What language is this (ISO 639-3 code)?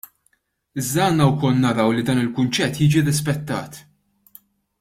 mlt